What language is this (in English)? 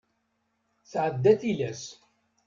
Kabyle